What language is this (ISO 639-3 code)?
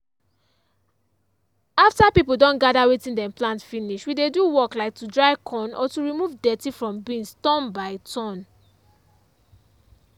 pcm